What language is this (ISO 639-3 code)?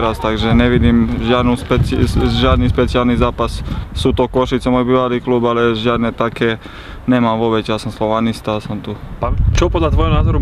slk